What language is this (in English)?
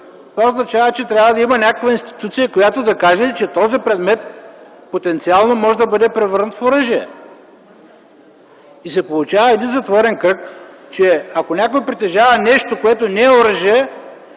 Bulgarian